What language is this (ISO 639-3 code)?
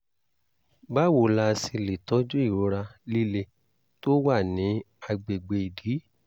yor